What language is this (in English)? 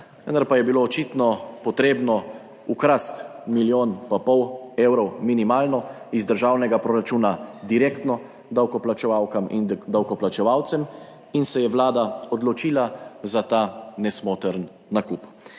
Slovenian